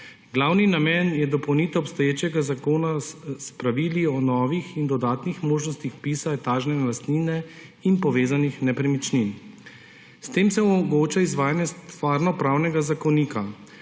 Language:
Slovenian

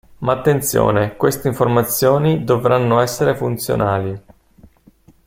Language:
Italian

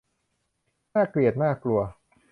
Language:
Thai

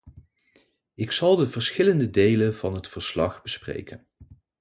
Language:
Dutch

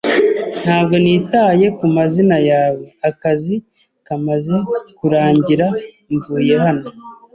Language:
Kinyarwanda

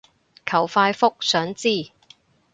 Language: Cantonese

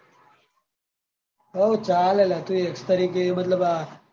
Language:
Gujarati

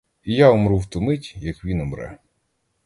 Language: Ukrainian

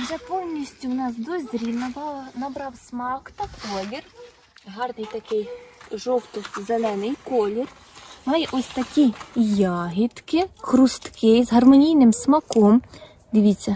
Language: Ukrainian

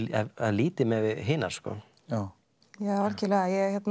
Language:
Icelandic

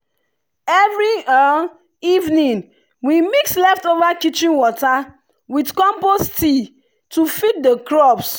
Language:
Nigerian Pidgin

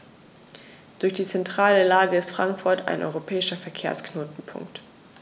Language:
German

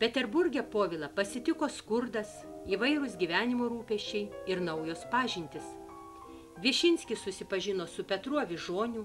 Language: Lithuanian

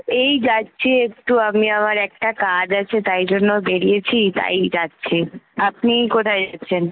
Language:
Bangla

